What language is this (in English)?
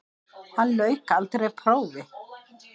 Icelandic